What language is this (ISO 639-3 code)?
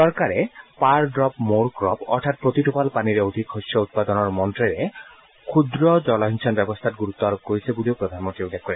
asm